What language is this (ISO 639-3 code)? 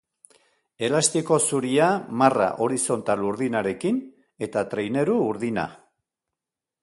eus